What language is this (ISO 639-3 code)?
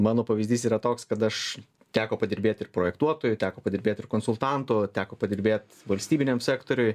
lit